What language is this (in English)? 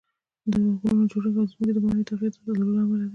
Pashto